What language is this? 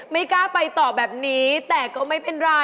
Thai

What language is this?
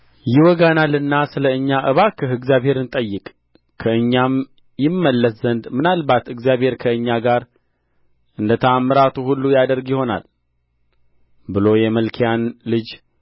Amharic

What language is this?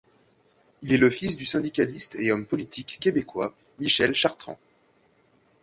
French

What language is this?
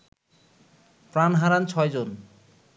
Bangla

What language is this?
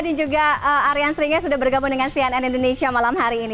Indonesian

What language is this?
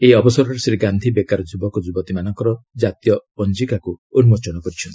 Odia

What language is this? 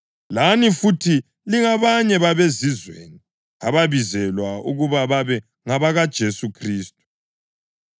North Ndebele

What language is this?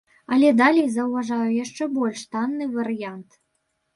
Belarusian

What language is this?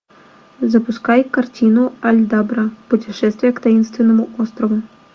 Russian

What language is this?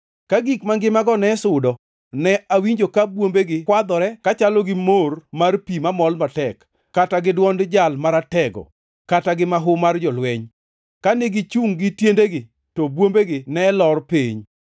Luo (Kenya and Tanzania)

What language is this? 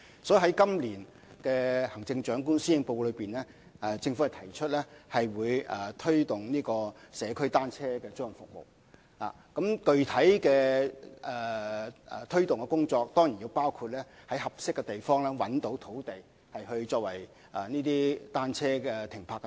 Cantonese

